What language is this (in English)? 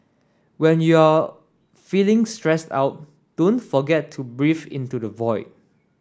English